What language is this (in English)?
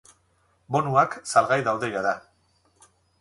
Basque